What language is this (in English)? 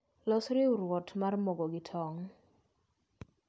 Luo (Kenya and Tanzania)